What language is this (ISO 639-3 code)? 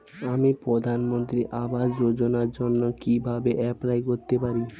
ben